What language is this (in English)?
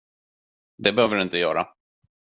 Swedish